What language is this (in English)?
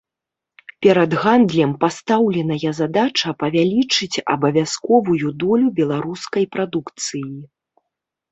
Belarusian